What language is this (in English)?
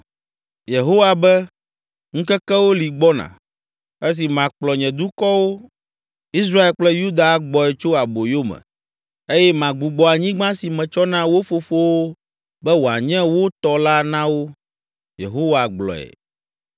Ewe